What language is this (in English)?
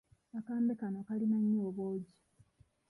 Ganda